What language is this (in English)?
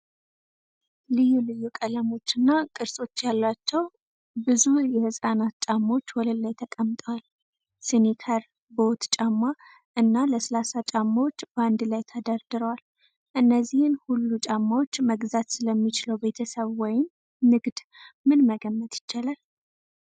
Amharic